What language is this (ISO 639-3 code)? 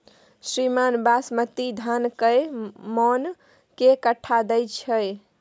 mai